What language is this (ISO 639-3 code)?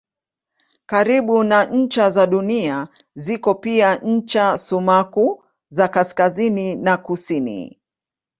swa